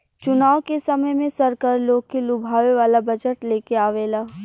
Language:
Bhojpuri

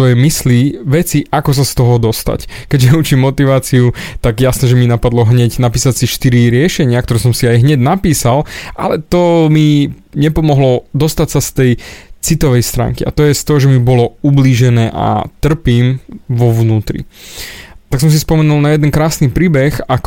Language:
Slovak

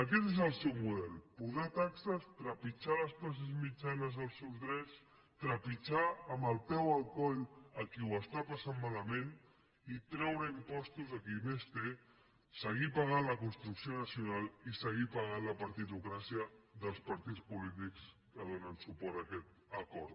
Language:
Catalan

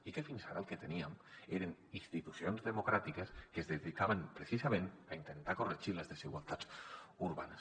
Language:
Catalan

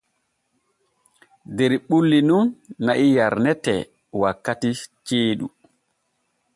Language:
Borgu Fulfulde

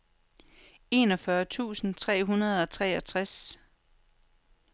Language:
Danish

